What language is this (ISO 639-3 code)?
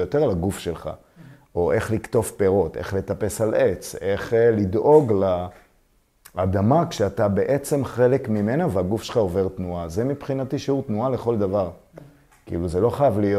heb